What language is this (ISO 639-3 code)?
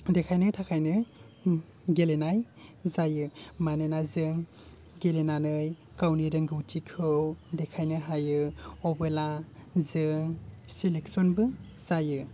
brx